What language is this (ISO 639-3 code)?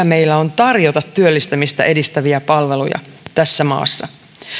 fin